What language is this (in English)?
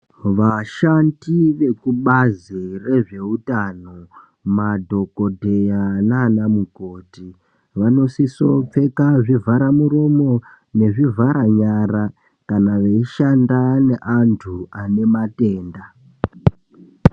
Ndau